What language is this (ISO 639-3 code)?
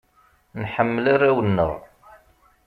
kab